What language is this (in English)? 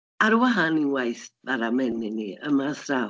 Welsh